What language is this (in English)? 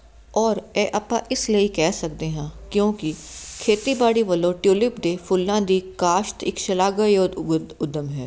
Punjabi